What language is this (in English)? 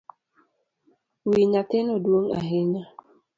Luo (Kenya and Tanzania)